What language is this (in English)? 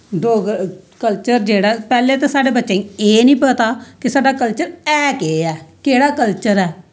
Dogri